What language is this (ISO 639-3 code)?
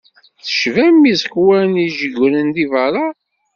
kab